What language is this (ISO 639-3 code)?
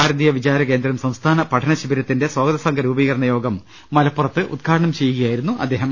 mal